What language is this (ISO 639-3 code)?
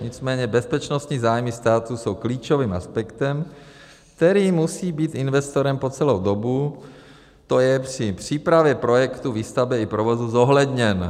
ces